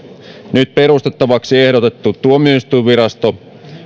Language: Finnish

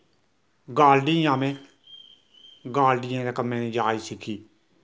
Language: Dogri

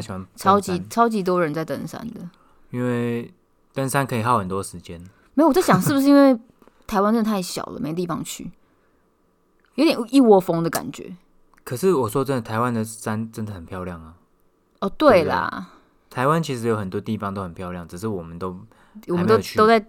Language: Chinese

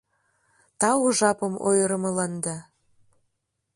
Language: Mari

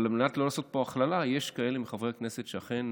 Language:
Hebrew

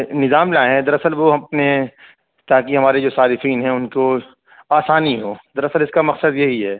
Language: Urdu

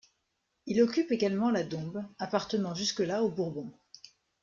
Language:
French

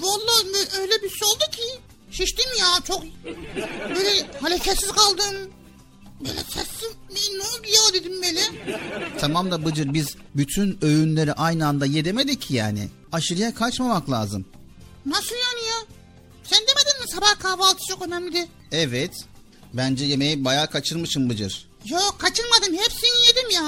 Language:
Turkish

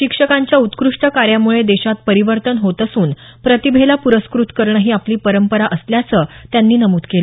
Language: Marathi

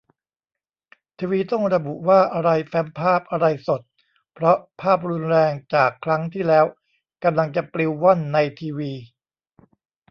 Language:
Thai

